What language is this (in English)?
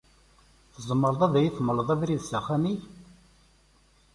Kabyle